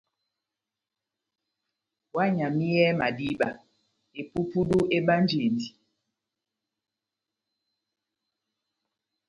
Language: Batanga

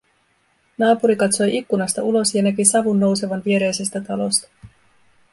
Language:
Finnish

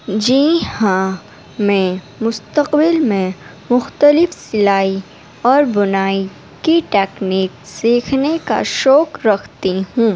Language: Urdu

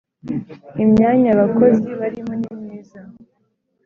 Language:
Kinyarwanda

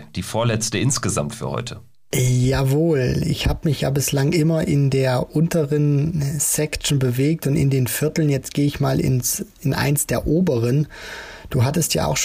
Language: German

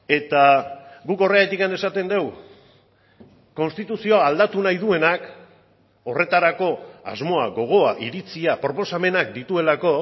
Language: Basque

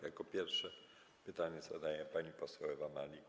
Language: Polish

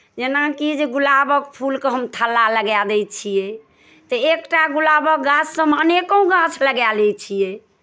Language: Maithili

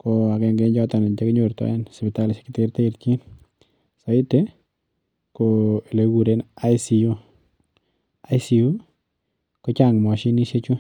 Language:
Kalenjin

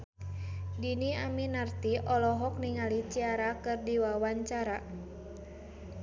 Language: Sundanese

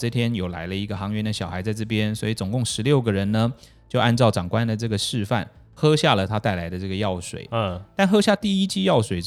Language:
Chinese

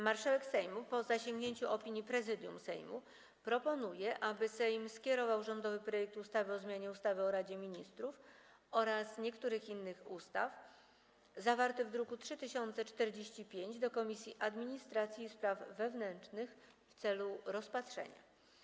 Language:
Polish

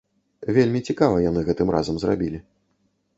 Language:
Belarusian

